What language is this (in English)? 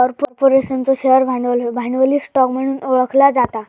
Marathi